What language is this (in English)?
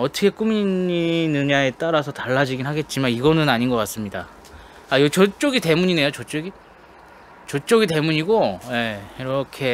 Korean